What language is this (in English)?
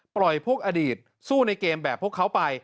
Thai